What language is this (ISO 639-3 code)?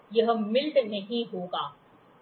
hin